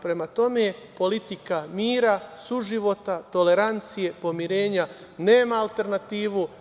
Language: Serbian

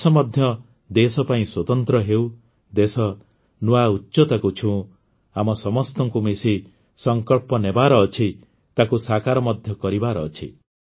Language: Odia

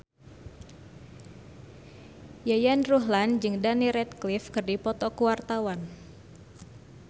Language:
Sundanese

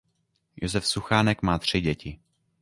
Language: Czech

